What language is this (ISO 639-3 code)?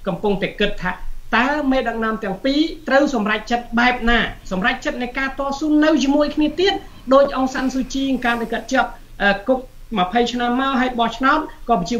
tha